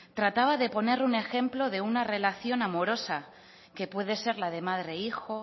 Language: Spanish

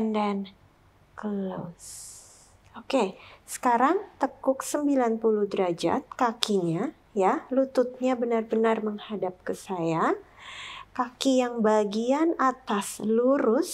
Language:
Indonesian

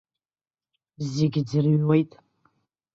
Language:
Abkhazian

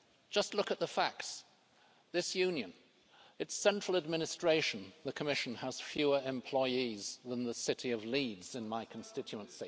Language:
English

